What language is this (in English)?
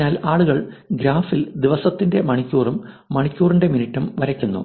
Malayalam